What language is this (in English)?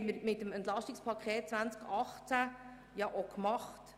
Swiss German